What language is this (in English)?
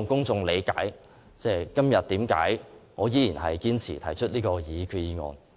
Cantonese